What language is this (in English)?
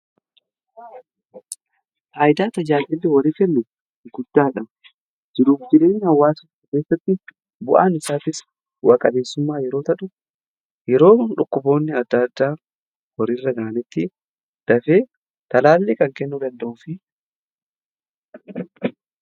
Oromo